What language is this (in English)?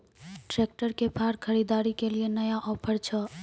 Maithili